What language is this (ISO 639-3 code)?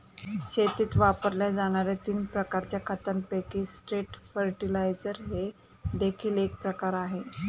mar